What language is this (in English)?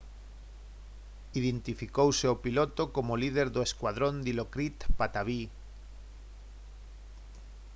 Galician